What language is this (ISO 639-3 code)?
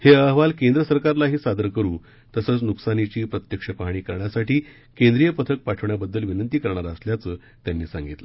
mar